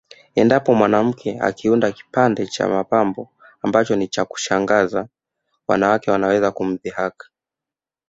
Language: Swahili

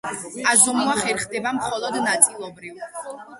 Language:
Georgian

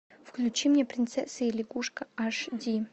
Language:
Russian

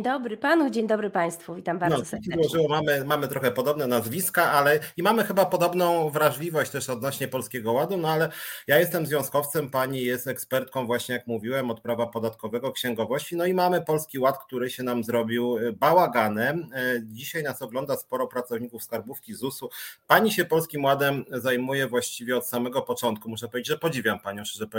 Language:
Polish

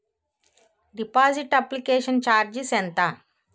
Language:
Telugu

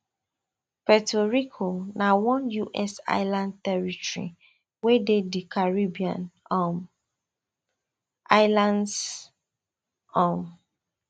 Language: Nigerian Pidgin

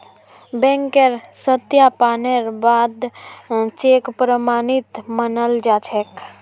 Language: Magahi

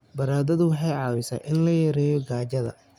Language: Somali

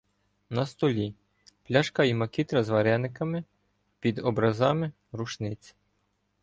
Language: Ukrainian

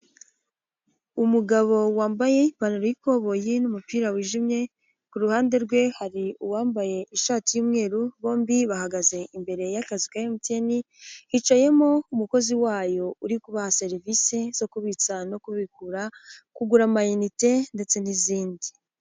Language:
Kinyarwanda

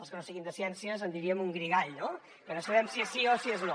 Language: Catalan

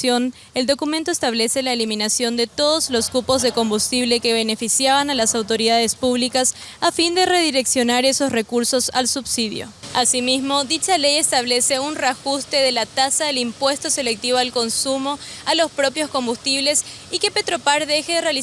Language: Spanish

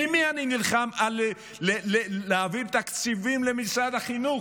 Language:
Hebrew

